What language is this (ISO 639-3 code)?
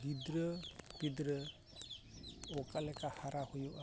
sat